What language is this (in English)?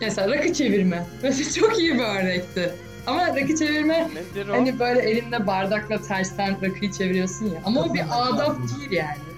Turkish